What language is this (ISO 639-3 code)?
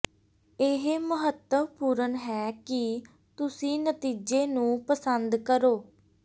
pan